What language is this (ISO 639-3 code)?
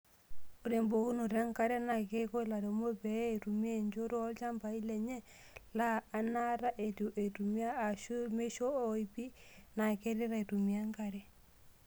mas